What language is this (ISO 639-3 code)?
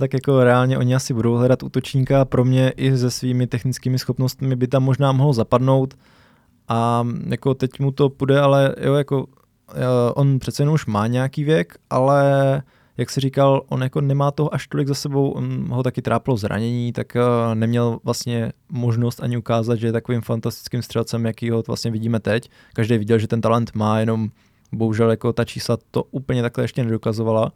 ces